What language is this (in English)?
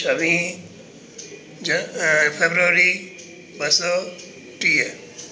Sindhi